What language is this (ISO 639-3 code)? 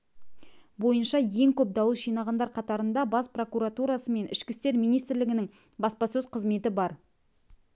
kaz